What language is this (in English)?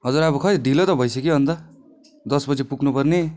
Nepali